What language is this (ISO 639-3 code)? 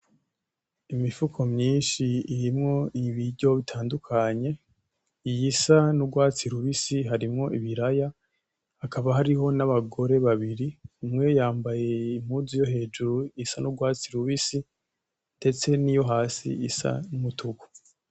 run